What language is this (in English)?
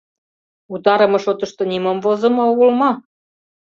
Mari